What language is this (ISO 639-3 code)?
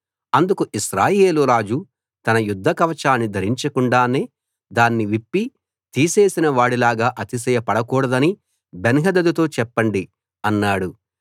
tel